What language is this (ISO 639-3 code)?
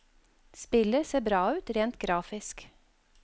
nor